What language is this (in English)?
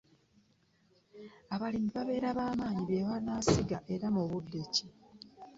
Ganda